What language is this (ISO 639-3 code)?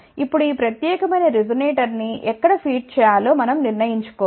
tel